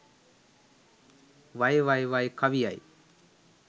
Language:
Sinhala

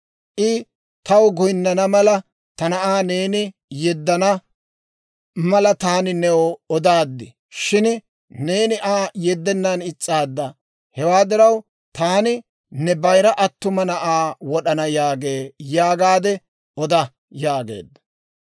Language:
Dawro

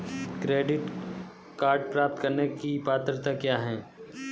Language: Hindi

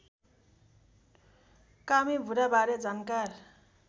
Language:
Nepali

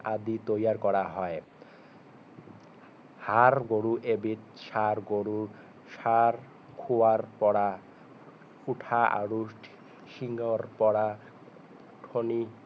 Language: Assamese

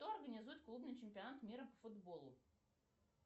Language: Russian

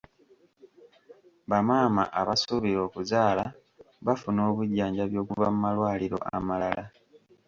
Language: Ganda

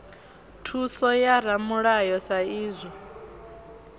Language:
Venda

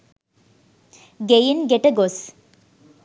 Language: Sinhala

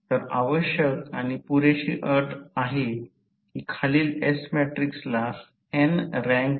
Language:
Marathi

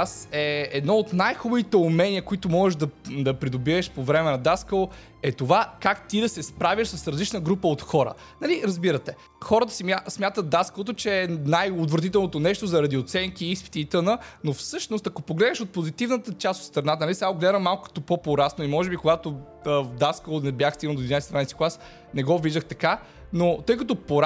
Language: Bulgarian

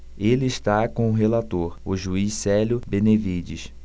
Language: Portuguese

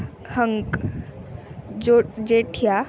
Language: Sanskrit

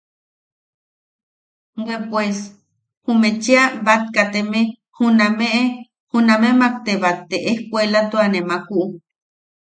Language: Yaqui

